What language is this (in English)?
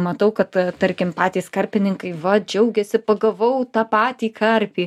Lithuanian